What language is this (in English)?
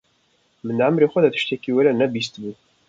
Kurdish